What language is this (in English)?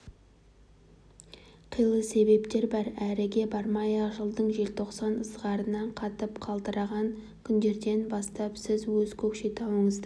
Kazakh